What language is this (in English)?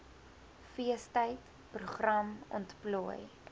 Afrikaans